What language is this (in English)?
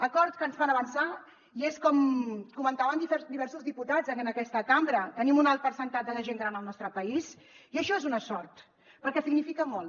Catalan